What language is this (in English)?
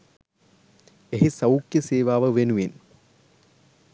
Sinhala